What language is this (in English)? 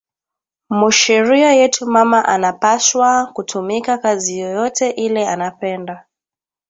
Swahili